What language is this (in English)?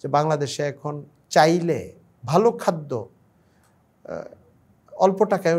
Arabic